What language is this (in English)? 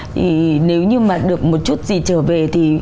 Vietnamese